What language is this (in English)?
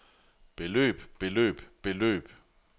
Danish